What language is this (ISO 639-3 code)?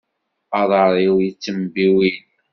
kab